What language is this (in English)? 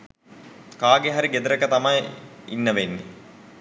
Sinhala